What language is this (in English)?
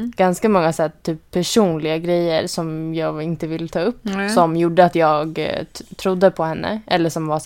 Swedish